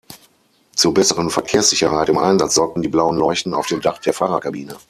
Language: German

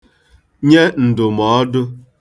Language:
Igbo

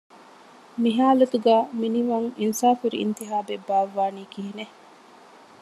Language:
Divehi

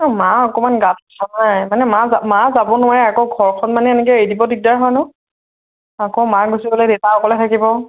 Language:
Assamese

